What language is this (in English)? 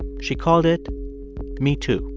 English